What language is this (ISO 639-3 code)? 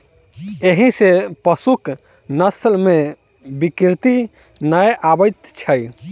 mai